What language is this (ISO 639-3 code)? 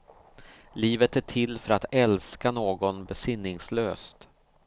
swe